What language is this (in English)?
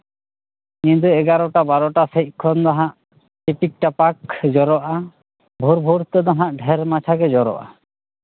Santali